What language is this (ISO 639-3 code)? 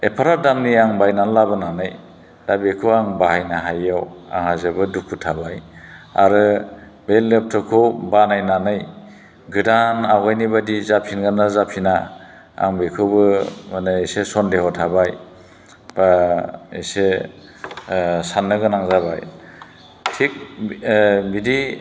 brx